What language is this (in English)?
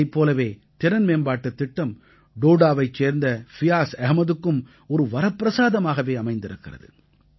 Tamil